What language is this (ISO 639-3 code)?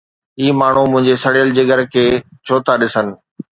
snd